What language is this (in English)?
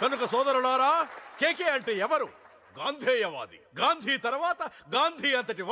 Telugu